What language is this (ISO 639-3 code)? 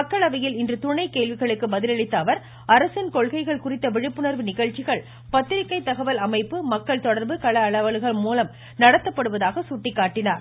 tam